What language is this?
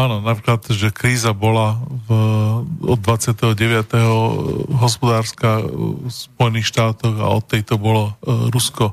Slovak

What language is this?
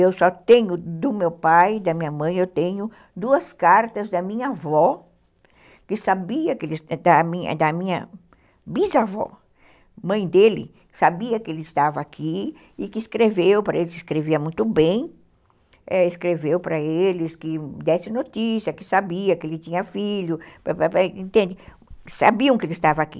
Portuguese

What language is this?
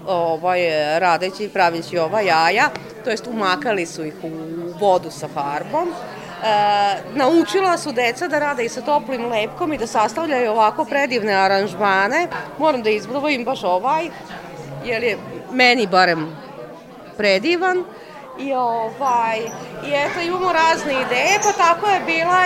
Croatian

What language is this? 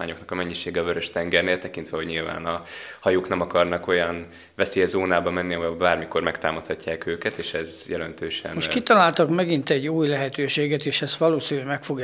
Hungarian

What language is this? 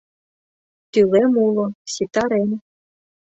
Mari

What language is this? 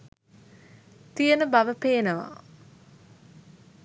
Sinhala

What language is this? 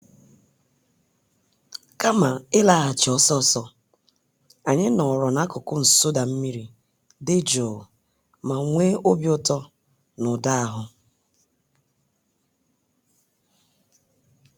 Igbo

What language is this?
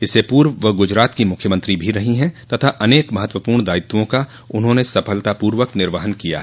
Hindi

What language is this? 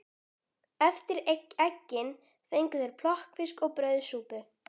Icelandic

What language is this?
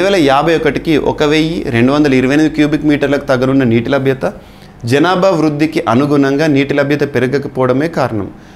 Telugu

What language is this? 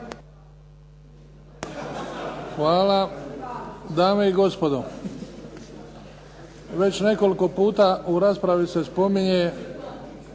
Croatian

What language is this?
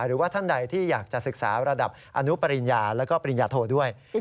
Thai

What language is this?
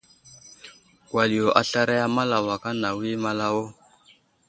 Wuzlam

